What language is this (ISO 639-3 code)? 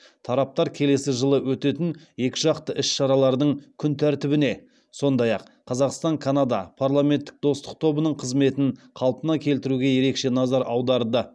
kaz